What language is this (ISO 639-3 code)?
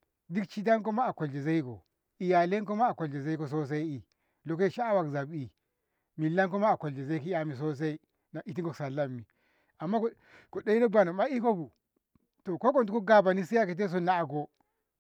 nbh